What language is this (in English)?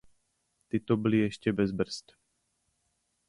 Czech